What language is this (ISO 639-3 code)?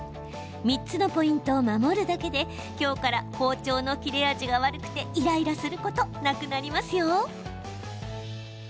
jpn